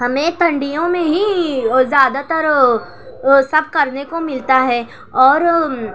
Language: Urdu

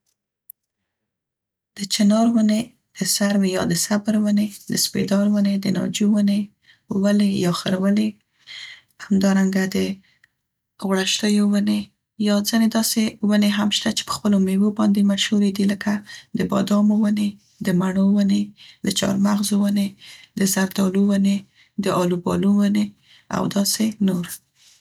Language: Central Pashto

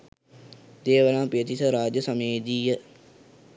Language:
Sinhala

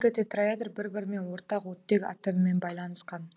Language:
Kazakh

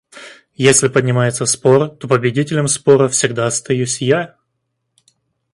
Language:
Russian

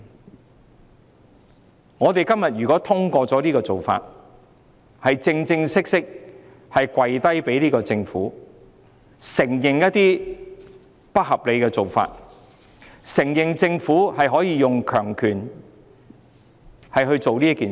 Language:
Cantonese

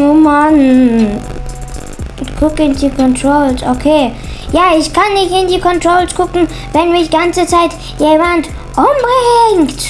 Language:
German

